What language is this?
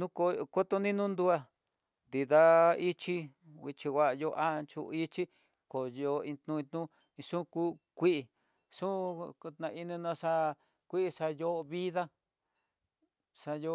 Tidaá Mixtec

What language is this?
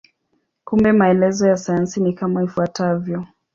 Swahili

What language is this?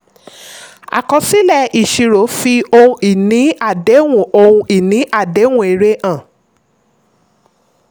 Yoruba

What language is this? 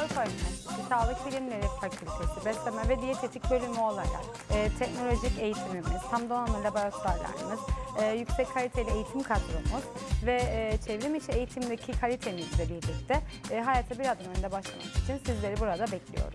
Turkish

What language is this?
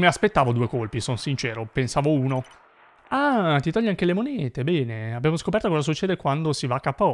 Italian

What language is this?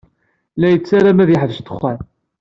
Kabyle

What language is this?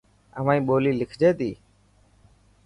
Dhatki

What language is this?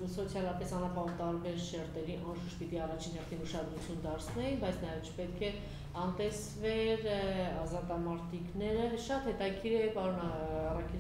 Turkish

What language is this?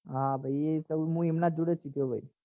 Gujarati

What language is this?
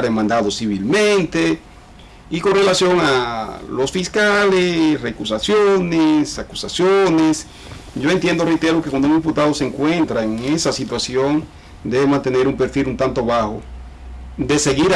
Spanish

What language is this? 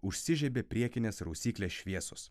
Lithuanian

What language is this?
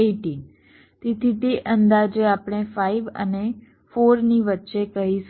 Gujarati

